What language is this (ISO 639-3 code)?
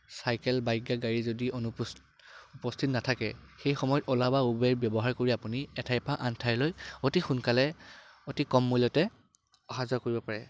asm